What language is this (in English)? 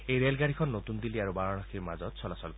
Assamese